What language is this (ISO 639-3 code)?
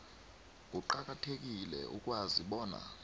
nbl